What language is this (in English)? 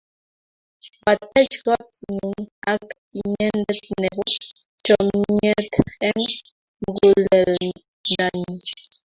Kalenjin